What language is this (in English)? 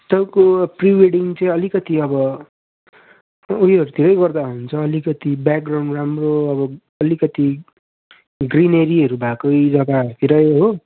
Nepali